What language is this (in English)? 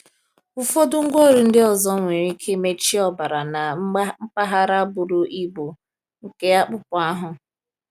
Igbo